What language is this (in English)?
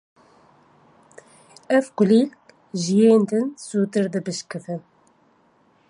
Kurdish